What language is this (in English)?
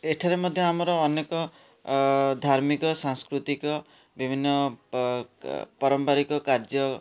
Odia